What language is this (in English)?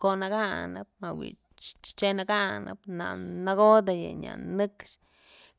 Mazatlán Mixe